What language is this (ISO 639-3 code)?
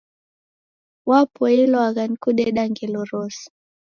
dav